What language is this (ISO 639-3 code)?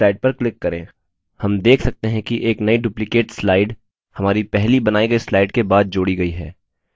hin